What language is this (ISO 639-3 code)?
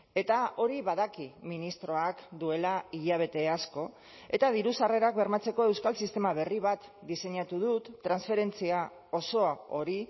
eus